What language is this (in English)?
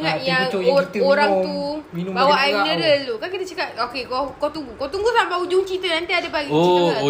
Malay